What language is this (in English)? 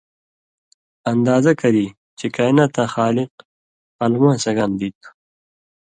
Indus Kohistani